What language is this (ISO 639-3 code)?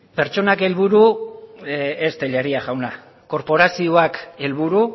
eus